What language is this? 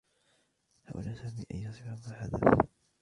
Arabic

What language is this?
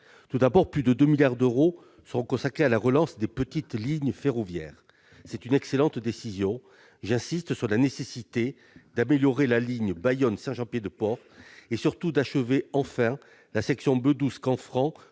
French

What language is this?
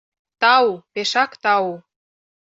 Mari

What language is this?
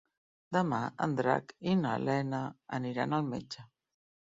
Catalan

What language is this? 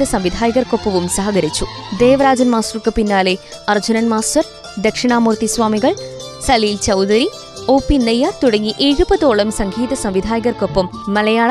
Malayalam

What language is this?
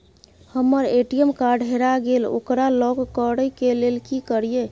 Maithili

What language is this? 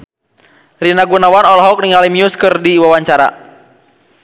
Sundanese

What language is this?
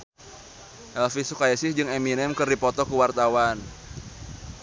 Sundanese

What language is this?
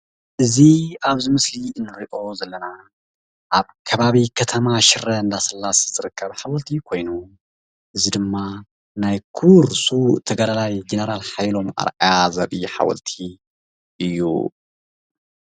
Tigrinya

